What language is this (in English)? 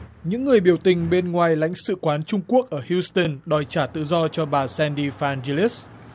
Vietnamese